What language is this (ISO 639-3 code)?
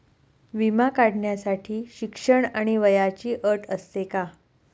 mar